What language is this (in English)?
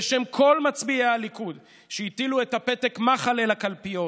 Hebrew